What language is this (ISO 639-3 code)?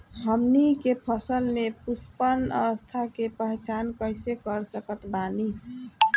bho